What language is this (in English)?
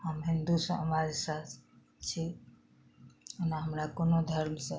Maithili